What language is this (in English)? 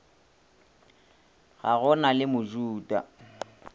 Northern Sotho